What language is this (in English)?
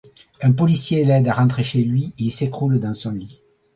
French